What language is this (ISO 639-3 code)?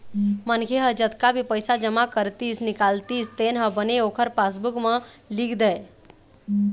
hne